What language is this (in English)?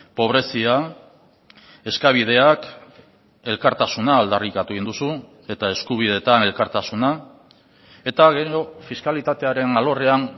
Basque